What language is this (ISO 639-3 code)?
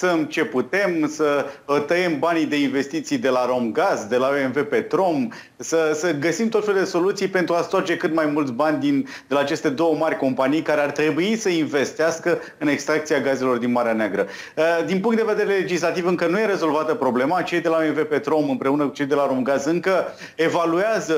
ron